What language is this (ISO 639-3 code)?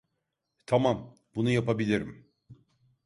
tur